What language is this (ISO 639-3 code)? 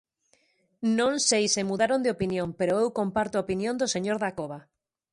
glg